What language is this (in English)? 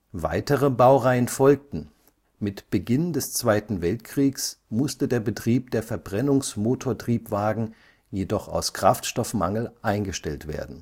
German